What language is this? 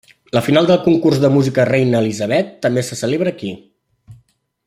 Catalan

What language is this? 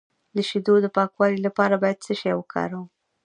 Pashto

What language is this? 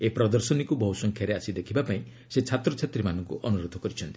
Odia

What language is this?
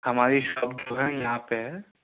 Urdu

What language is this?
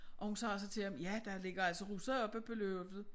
Danish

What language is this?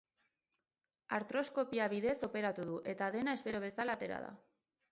Basque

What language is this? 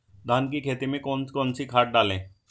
Hindi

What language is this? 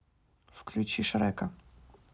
Russian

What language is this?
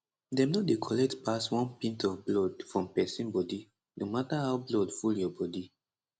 Nigerian Pidgin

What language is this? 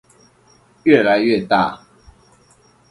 Chinese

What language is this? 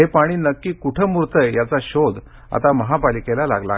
Marathi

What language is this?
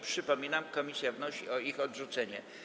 Polish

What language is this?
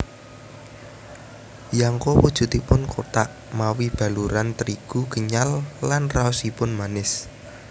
Javanese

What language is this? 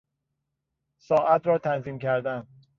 Persian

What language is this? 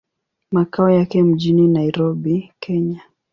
Swahili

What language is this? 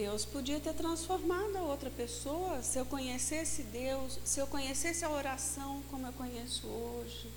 Portuguese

